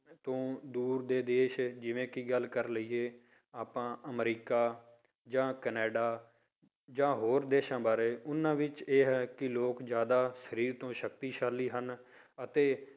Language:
Punjabi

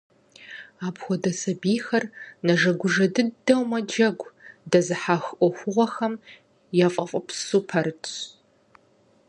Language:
Kabardian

